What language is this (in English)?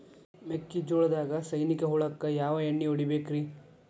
Kannada